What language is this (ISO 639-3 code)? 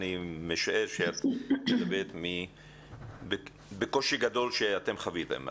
heb